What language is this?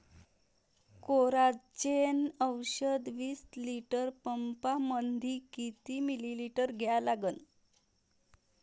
Marathi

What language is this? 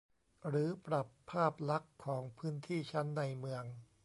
Thai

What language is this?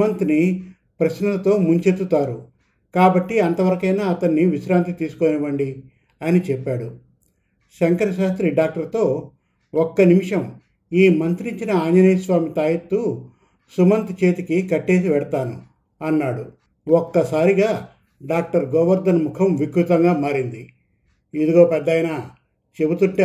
Telugu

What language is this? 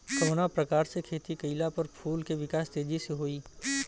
Bhojpuri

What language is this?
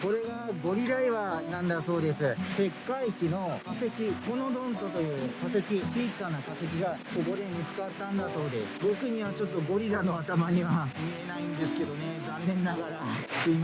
Japanese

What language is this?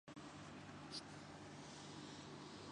Urdu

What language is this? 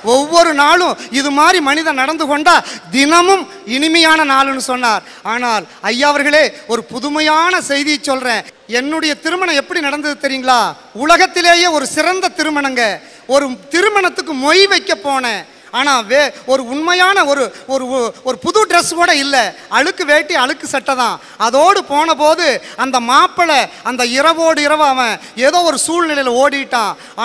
Italian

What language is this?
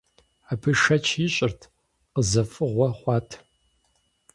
Kabardian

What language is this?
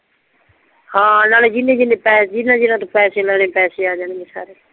Punjabi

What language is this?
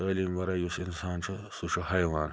Kashmiri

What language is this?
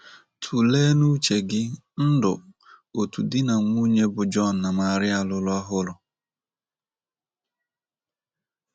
Igbo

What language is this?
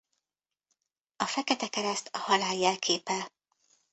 Hungarian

